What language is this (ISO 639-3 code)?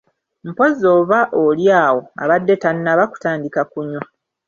lug